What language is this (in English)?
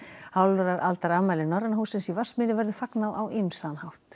Icelandic